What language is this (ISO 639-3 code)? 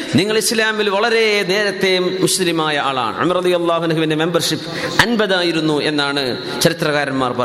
mal